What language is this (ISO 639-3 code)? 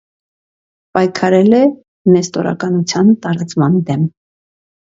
hye